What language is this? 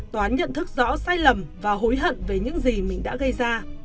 Vietnamese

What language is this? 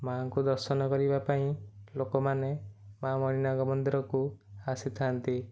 Odia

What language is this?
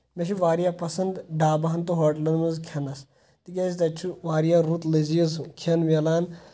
Kashmiri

